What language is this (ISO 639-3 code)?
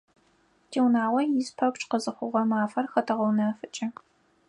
ady